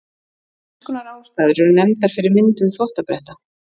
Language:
Icelandic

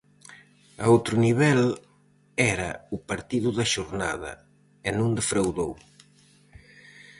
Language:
Galician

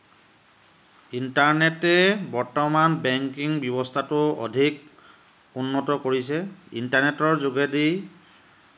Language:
Assamese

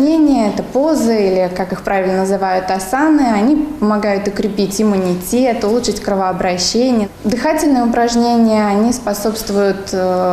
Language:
Russian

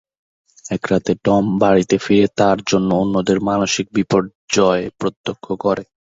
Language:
Bangla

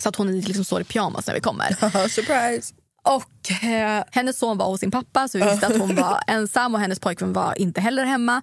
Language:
Swedish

